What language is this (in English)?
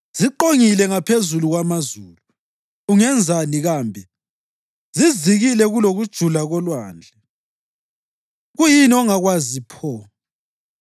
North Ndebele